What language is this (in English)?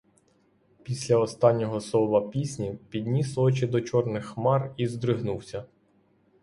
Ukrainian